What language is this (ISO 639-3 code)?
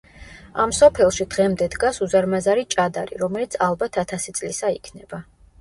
kat